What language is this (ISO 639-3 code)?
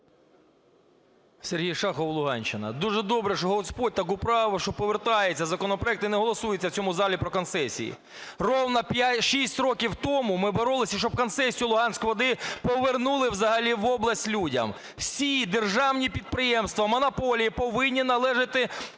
ukr